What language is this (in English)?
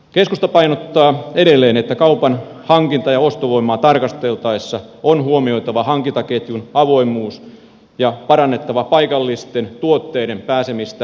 Finnish